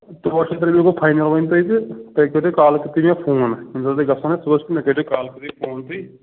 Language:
Kashmiri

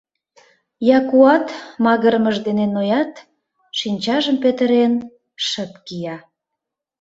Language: Mari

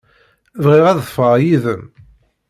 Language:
Kabyle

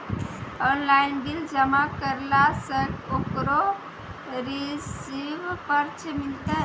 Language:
Maithili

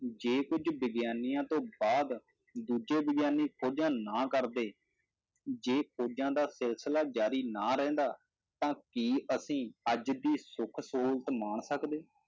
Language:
Punjabi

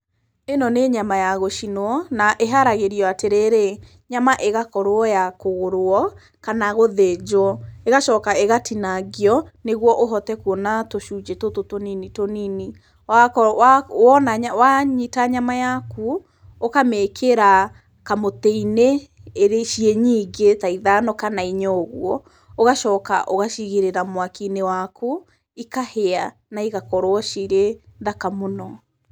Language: Kikuyu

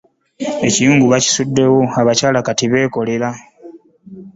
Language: Ganda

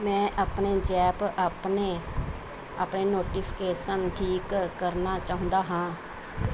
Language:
Punjabi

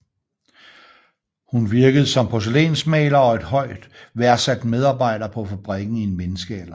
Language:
Danish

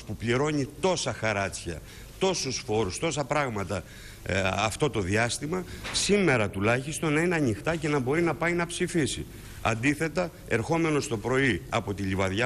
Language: Greek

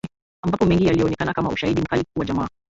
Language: Swahili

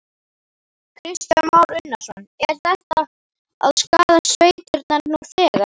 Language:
Icelandic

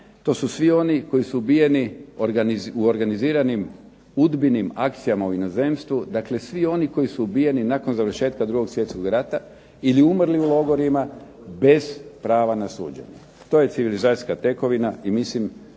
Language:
Croatian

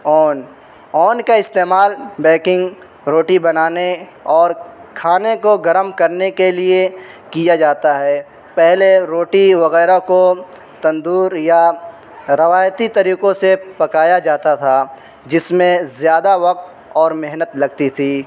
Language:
Urdu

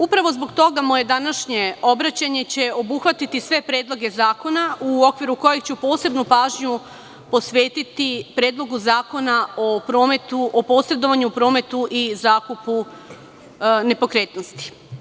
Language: Serbian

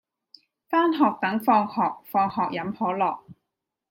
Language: Cantonese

